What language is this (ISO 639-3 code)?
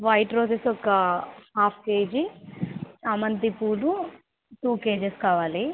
tel